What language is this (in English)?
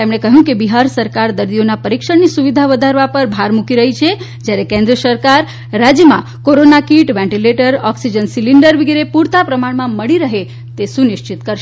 Gujarati